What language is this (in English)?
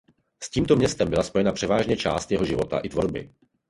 Czech